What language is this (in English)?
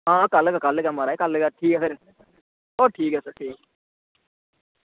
Dogri